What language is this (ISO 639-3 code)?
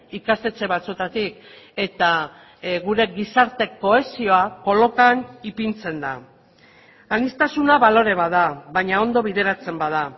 eus